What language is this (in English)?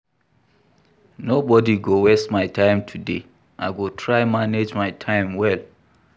Nigerian Pidgin